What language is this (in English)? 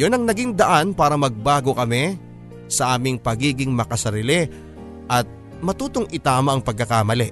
Filipino